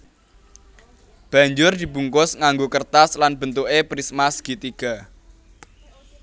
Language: Javanese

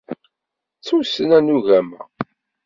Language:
Kabyle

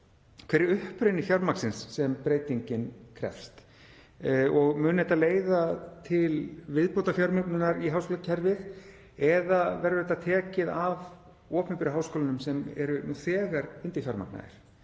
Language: Icelandic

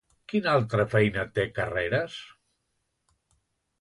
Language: Catalan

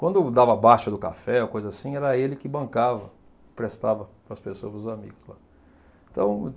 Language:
Portuguese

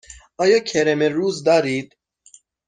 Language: Persian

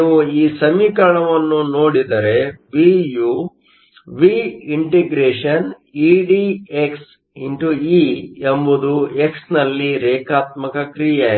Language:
Kannada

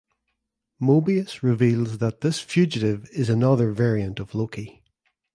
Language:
English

